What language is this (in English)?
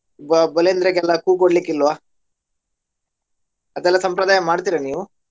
Kannada